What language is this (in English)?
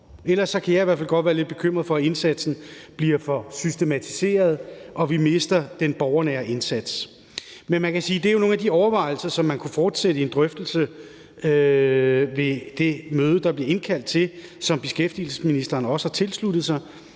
Danish